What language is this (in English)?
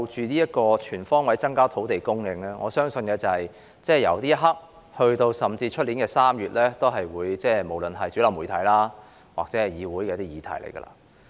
Cantonese